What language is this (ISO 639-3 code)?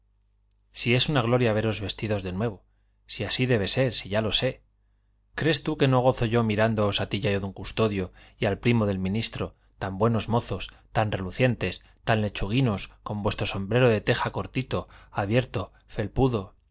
spa